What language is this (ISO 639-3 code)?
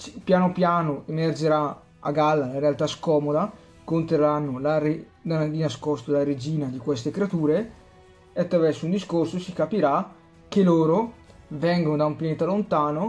ita